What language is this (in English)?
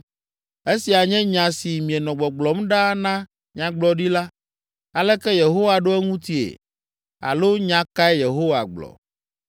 Ewe